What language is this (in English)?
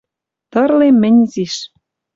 Western Mari